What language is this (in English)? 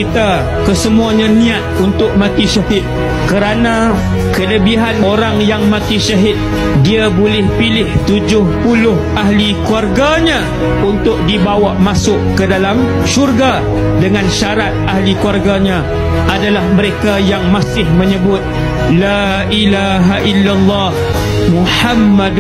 Malay